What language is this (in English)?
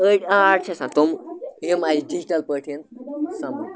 Kashmiri